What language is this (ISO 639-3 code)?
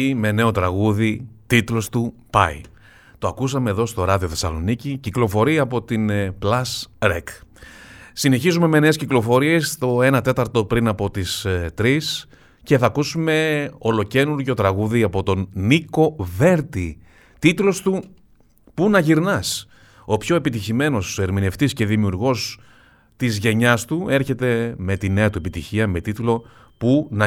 ell